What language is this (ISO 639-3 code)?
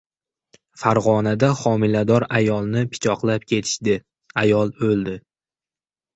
uzb